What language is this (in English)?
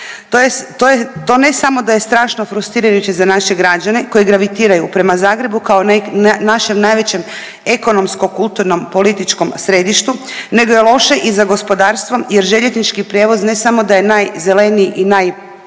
Croatian